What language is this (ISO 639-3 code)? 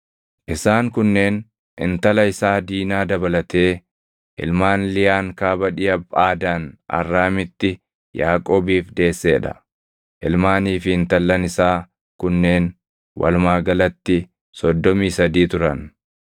orm